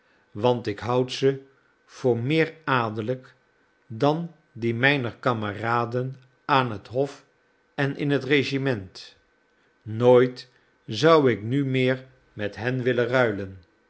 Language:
Dutch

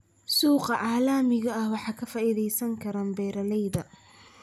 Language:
Somali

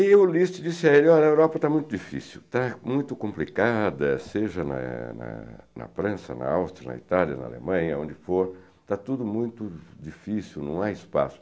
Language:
Portuguese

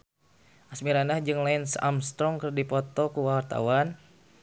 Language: Sundanese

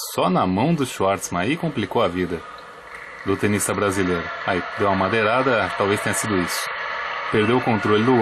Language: Portuguese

